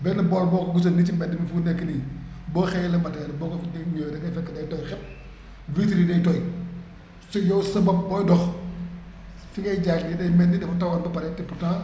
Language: Wolof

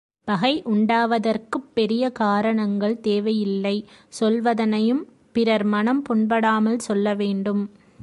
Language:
Tamil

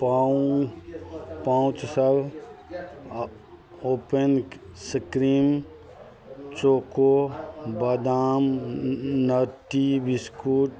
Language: Maithili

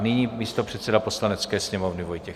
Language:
Czech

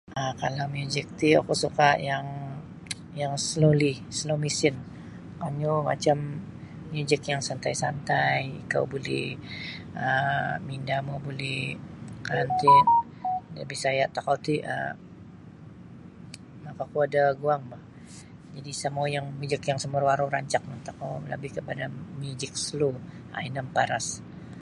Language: Sabah Bisaya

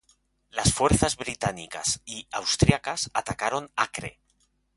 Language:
Spanish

